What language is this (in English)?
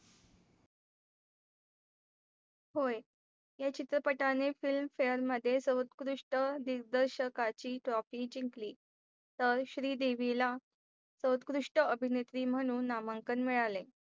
Marathi